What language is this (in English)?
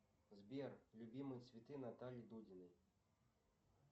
Russian